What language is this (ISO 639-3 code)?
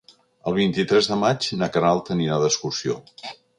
cat